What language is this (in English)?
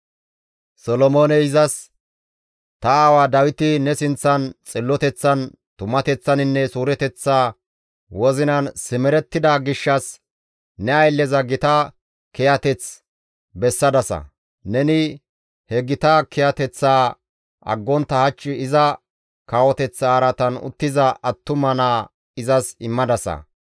Gamo